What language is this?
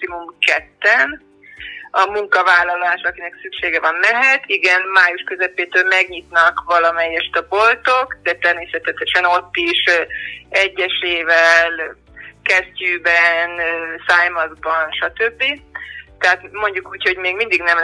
Hungarian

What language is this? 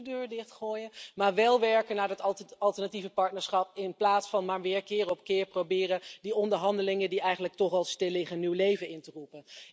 Dutch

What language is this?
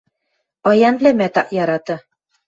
Western Mari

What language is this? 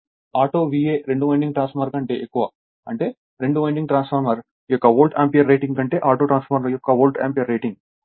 Telugu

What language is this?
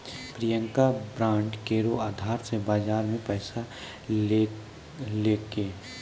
Maithili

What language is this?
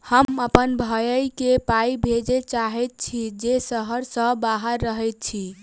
Maithili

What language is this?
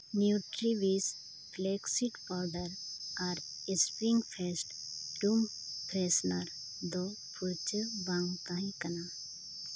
Santali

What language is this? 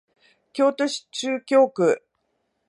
Japanese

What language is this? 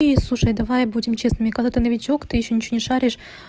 Russian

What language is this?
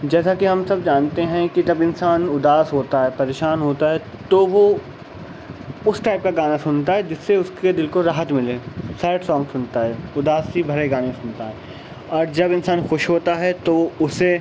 Urdu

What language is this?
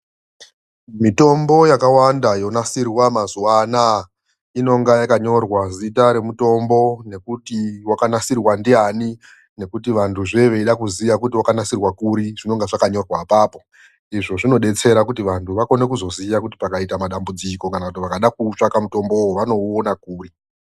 Ndau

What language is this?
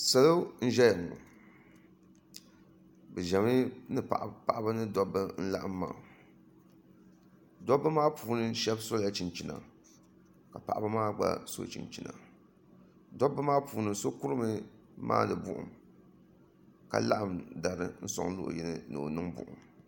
Dagbani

